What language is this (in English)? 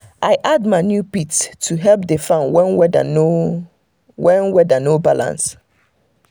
Nigerian Pidgin